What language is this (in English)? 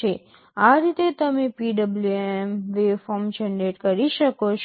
Gujarati